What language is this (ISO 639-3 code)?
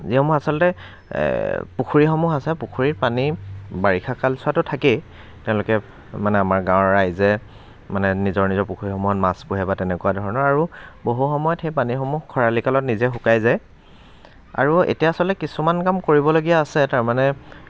asm